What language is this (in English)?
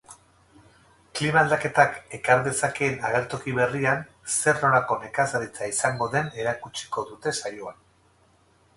Basque